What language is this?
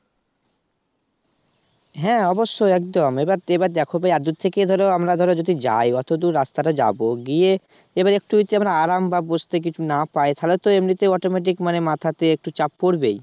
Bangla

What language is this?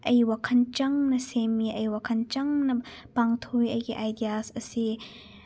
Manipuri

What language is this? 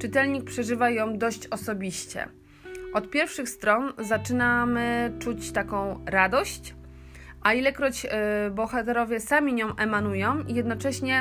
Polish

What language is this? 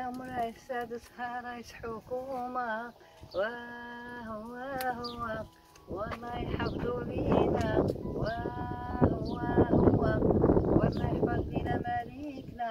Arabic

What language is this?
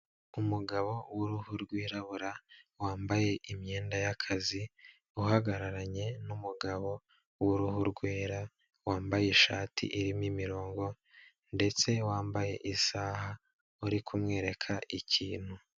Kinyarwanda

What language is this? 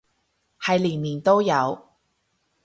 Cantonese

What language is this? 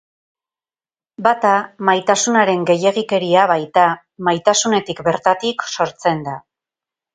Basque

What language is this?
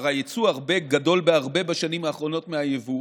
Hebrew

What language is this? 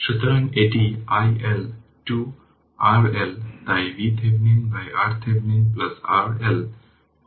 Bangla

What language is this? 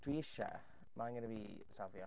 Welsh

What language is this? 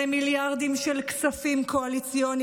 Hebrew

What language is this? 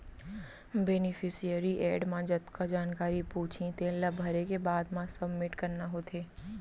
Chhattisgarhi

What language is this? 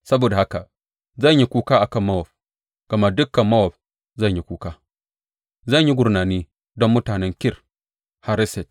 Hausa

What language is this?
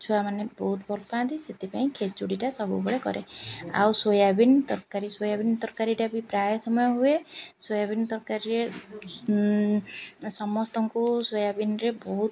Odia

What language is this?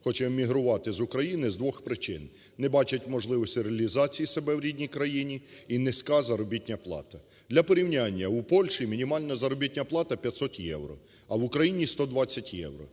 Ukrainian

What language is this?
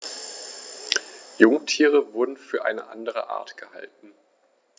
German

